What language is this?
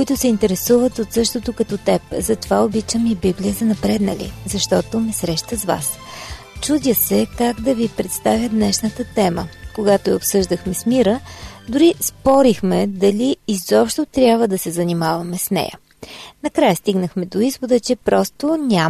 Bulgarian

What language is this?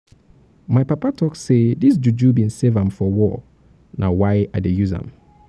Nigerian Pidgin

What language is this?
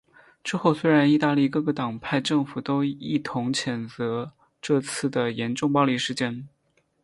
Chinese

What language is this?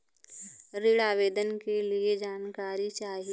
Bhojpuri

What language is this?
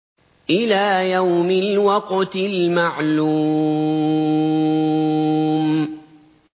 Arabic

